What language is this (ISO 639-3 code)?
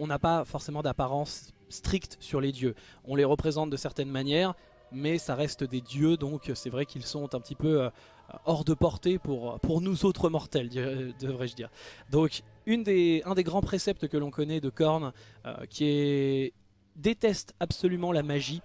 fra